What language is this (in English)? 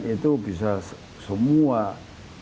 Indonesian